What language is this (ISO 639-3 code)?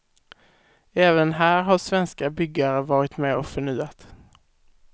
swe